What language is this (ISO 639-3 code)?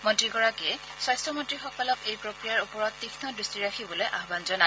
asm